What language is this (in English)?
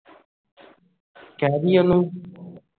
Punjabi